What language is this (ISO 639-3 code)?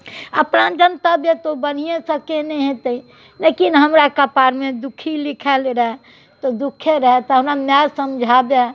mai